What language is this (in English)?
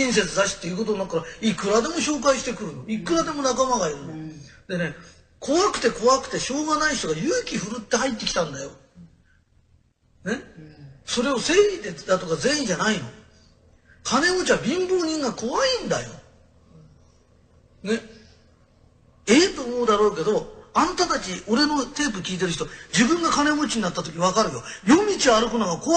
Japanese